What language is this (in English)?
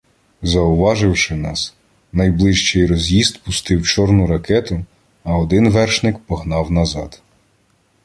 Ukrainian